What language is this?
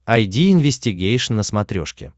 Russian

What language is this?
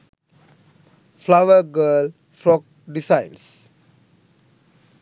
Sinhala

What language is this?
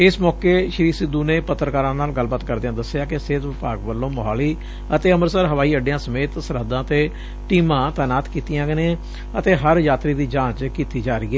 Punjabi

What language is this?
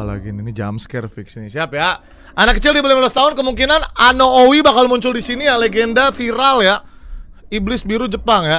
Indonesian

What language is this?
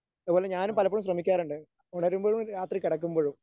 Malayalam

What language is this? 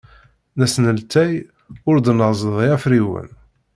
Kabyle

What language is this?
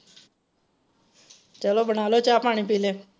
Punjabi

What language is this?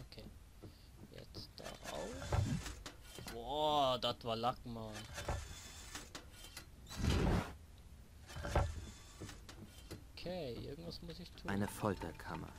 German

